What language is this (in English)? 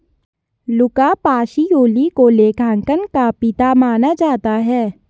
Hindi